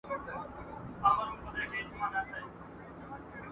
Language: Pashto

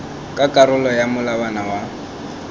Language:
Tswana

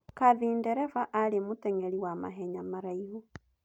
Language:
Kikuyu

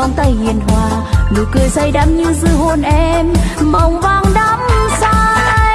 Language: Vietnamese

